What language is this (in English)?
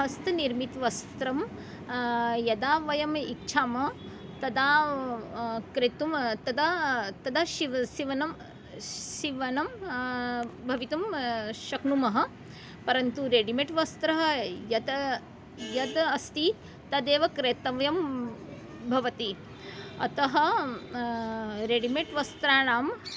Sanskrit